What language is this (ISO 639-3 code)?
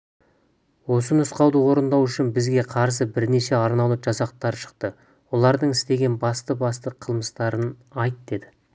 kaz